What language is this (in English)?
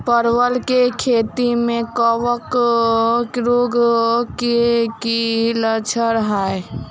Maithili